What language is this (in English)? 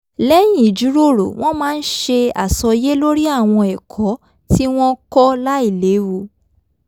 Yoruba